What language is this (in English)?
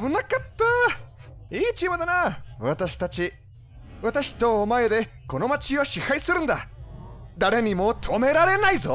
Japanese